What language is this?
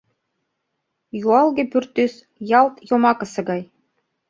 Mari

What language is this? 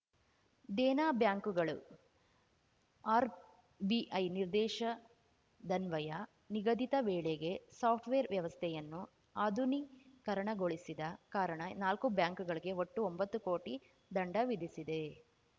Kannada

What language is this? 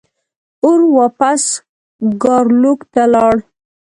Pashto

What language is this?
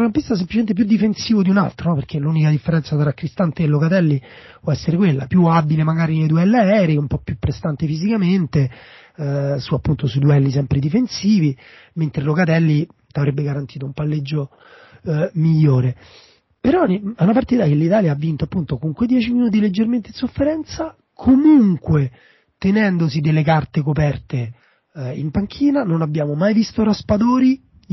Italian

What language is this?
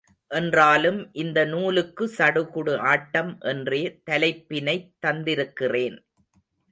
Tamil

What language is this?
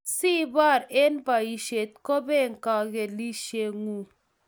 Kalenjin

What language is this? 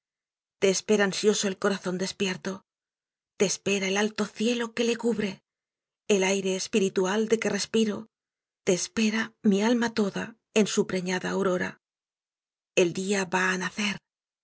Spanish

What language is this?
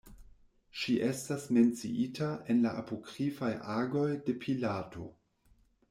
Esperanto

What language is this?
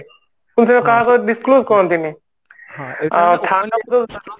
Odia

